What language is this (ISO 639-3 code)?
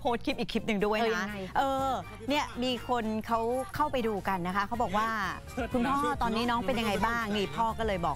tha